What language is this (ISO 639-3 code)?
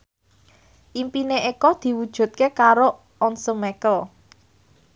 jav